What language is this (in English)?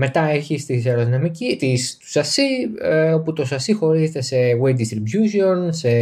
Greek